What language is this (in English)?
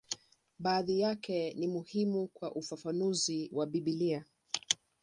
Swahili